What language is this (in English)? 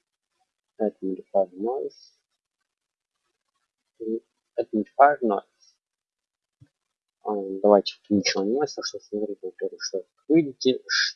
Russian